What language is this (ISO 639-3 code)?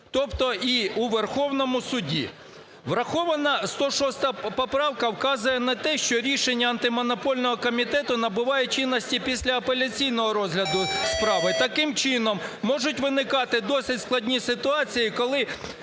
ukr